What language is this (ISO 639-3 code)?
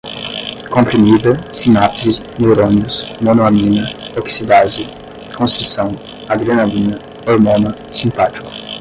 por